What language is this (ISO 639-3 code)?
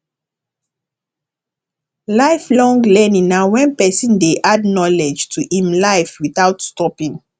pcm